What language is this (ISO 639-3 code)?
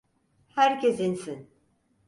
tur